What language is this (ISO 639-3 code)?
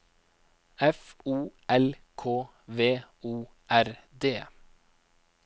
nor